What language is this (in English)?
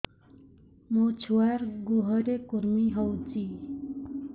Odia